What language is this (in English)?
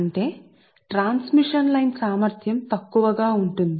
Telugu